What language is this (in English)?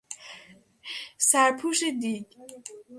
Persian